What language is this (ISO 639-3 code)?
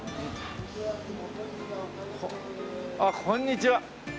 jpn